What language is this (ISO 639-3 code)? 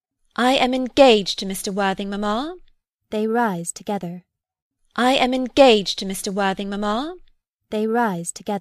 kor